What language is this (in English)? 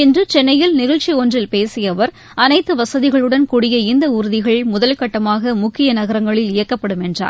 Tamil